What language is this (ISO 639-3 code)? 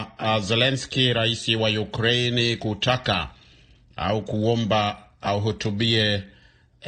swa